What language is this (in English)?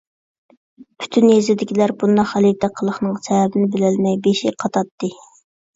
Uyghur